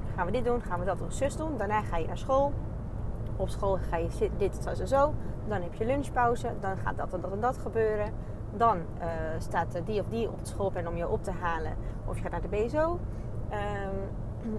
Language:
Dutch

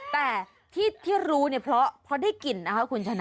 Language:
Thai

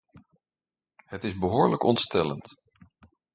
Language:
Dutch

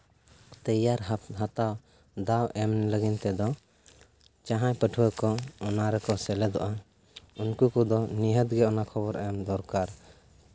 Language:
Santali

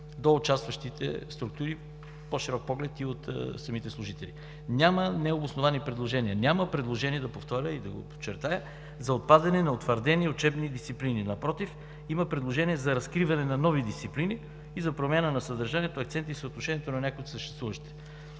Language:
Bulgarian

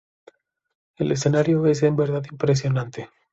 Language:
Spanish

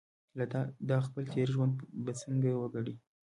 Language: Pashto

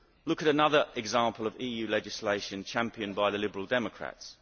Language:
English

